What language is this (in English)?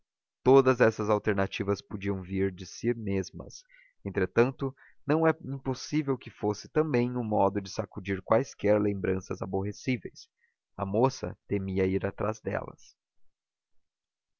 Portuguese